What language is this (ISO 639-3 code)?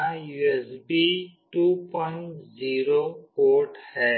hin